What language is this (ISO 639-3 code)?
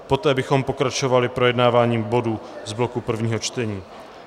ces